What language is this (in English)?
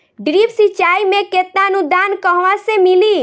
Bhojpuri